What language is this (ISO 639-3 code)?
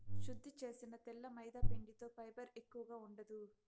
tel